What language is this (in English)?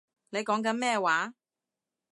Cantonese